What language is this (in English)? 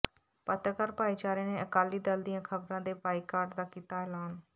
Punjabi